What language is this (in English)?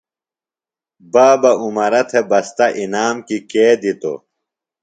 Phalura